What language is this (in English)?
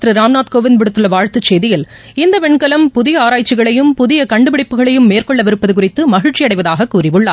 Tamil